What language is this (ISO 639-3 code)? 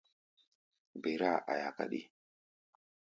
gba